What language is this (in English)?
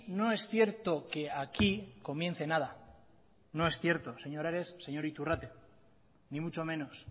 Spanish